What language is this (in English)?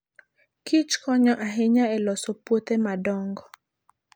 Luo (Kenya and Tanzania)